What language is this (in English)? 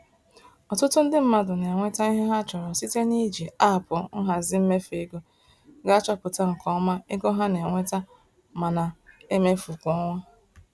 Igbo